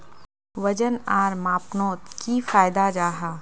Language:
Magahi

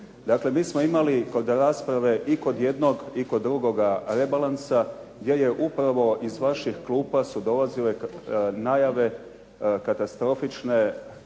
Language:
Croatian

